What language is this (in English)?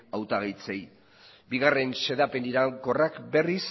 Basque